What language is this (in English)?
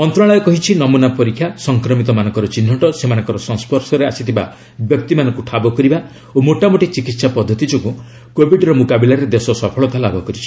Odia